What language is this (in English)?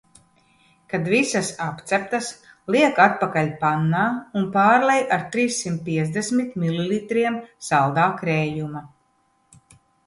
Latvian